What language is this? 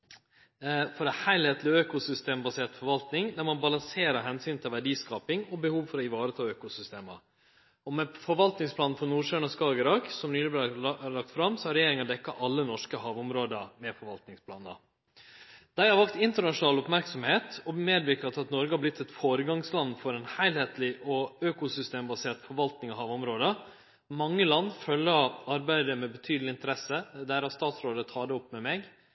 Norwegian Nynorsk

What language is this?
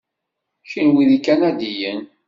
Kabyle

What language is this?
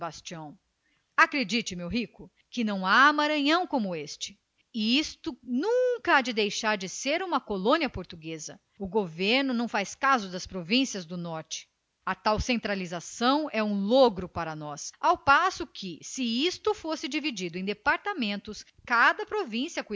Portuguese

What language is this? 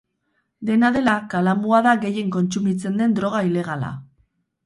Basque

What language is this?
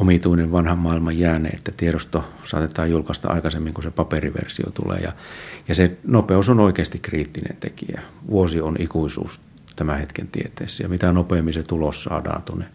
Finnish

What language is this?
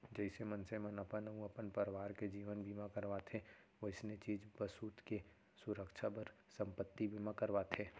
Chhattisgarhi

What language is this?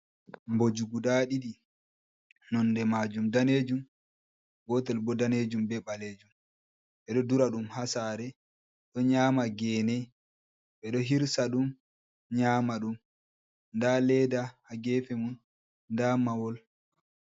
Fula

